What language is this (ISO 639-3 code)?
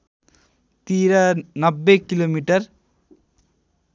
nep